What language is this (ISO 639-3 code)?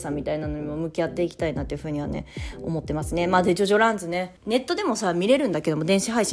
jpn